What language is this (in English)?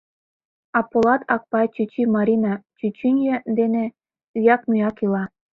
Mari